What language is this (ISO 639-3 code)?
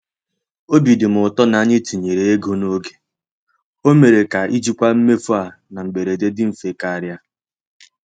ibo